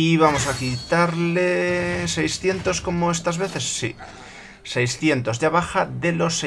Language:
Spanish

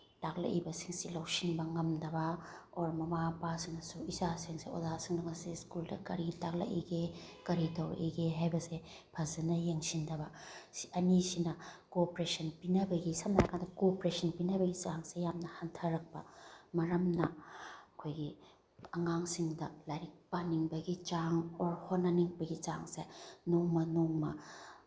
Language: Manipuri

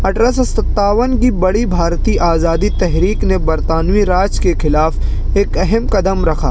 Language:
Urdu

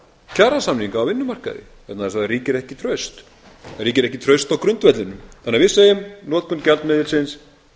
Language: Icelandic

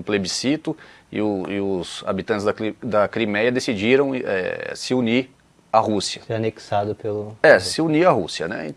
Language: Portuguese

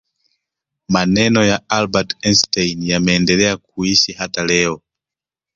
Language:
Swahili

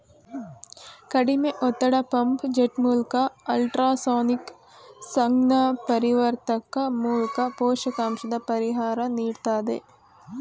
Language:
Kannada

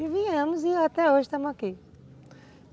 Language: Portuguese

